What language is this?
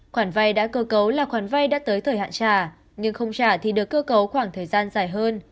Vietnamese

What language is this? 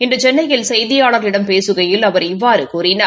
Tamil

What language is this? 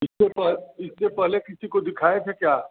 Hindi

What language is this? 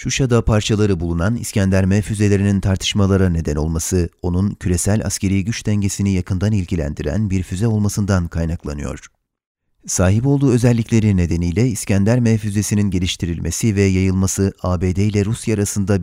Turkish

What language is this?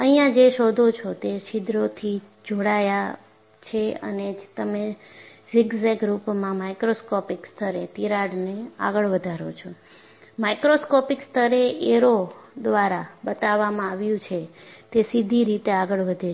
Gujarati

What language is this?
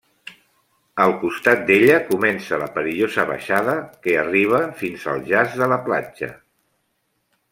Catalan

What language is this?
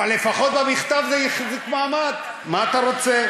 Hebrew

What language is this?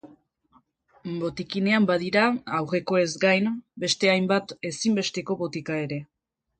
Basque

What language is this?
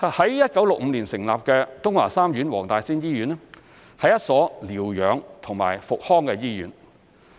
Cantonese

